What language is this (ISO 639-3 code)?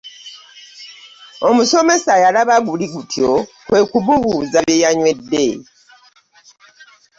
lug